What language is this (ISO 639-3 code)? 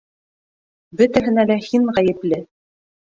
bak